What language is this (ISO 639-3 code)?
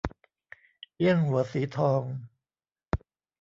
tha